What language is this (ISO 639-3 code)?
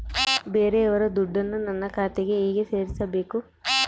kan